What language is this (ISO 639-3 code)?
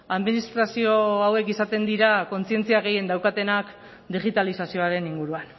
eus